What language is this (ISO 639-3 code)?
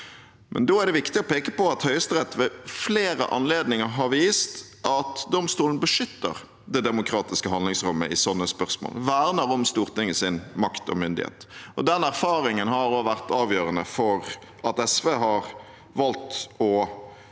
nor